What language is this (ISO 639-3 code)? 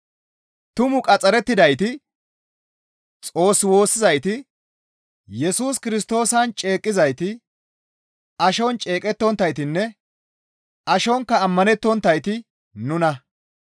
gmv